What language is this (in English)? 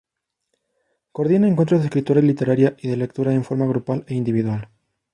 Spanish